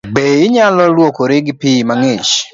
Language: Luo (Kenya and Tanzania)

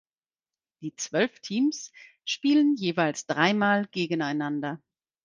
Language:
German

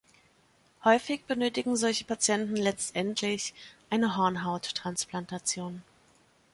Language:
German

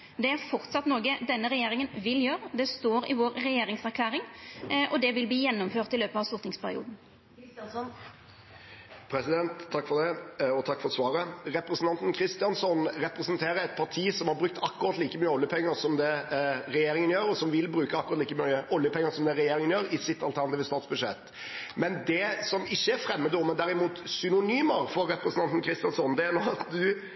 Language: Norwegian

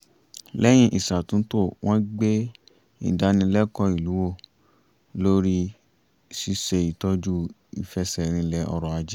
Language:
Yoruba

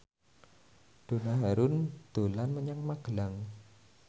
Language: Javanese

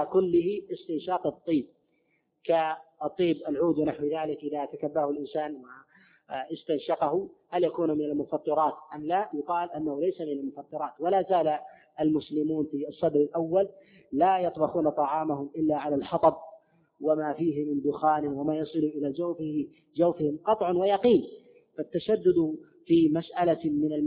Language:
Arabic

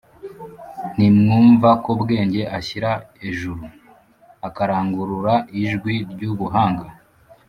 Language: Kinyarwanda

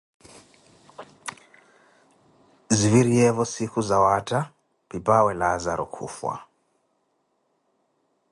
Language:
Koti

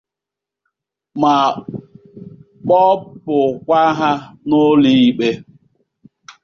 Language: Igbo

